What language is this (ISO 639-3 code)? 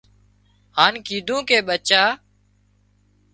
kxp